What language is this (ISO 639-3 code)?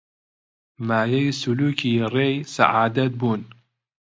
ckb